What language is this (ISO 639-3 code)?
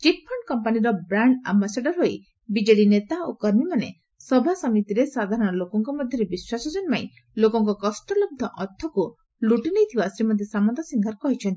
ori